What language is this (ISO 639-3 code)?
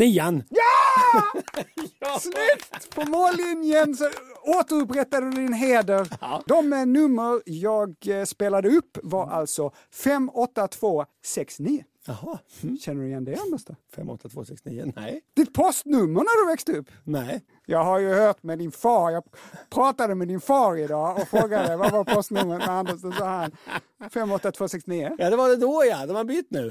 swe